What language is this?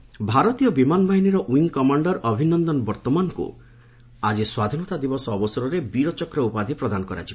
Odia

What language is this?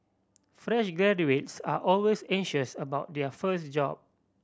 English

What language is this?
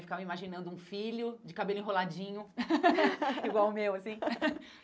Portuguese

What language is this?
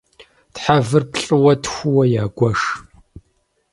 Kabardian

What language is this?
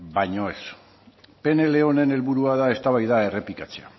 Basque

